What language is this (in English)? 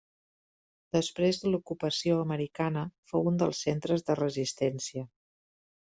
Catalan